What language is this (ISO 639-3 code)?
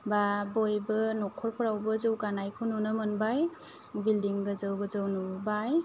brx